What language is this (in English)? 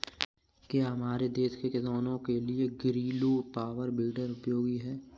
Hindi